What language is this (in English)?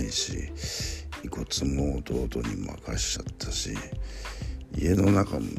Japanese